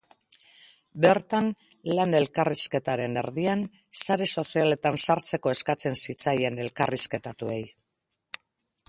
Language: Basque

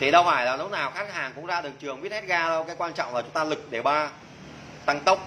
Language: Vietnamese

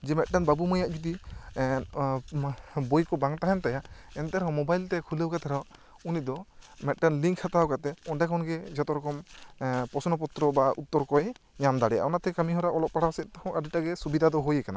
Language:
Santali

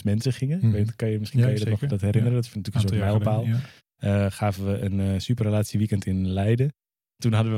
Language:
Dutch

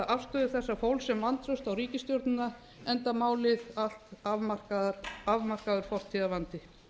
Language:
Icelandic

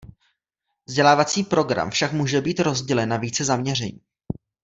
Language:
Czech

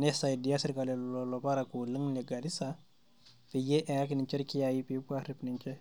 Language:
Masai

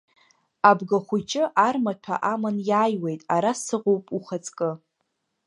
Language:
Abkhazian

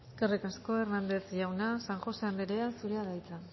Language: Basque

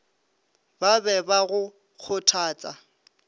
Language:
Northern Sotho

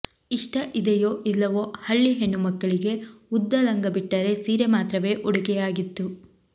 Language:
Kannada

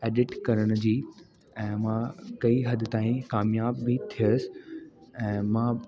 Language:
Sindhi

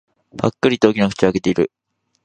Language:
Japanese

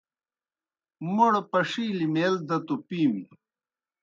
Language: Kohistani Shina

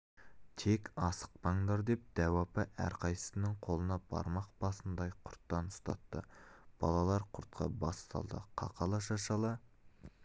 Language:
Kazakh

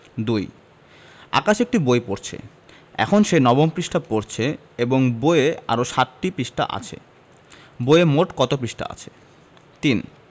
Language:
Bangla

